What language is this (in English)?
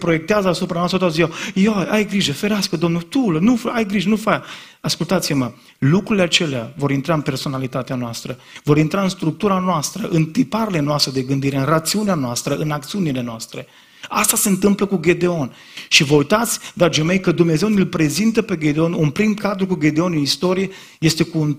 Romanian